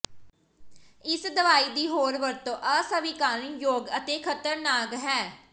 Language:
Punjabi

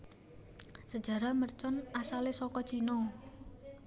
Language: Javanese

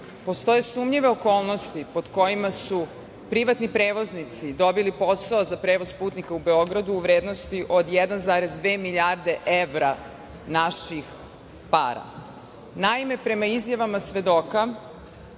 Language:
Serbian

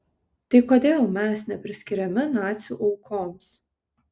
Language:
Lithuanian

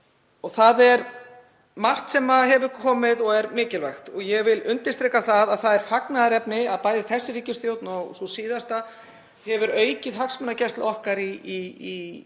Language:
Icelandic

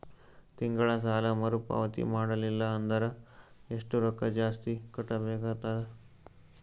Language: Kannada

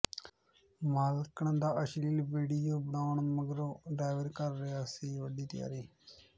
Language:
Punjabi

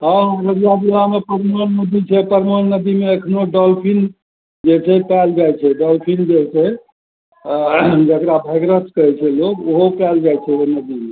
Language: Maithili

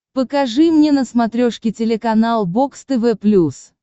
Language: Russian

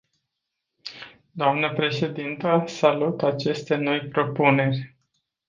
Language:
Romanian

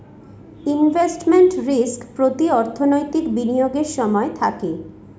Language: Bangla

